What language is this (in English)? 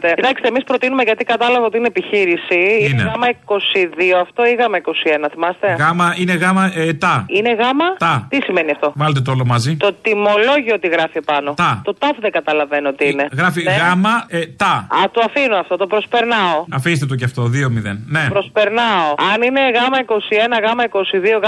Greek